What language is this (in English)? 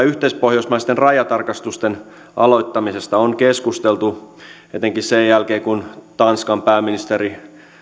Finnish